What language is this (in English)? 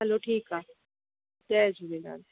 Sindhi